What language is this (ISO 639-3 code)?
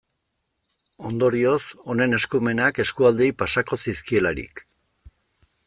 eus